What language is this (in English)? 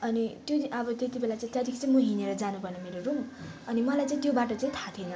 Nepali